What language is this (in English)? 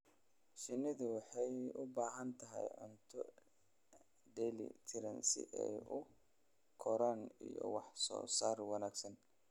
Somali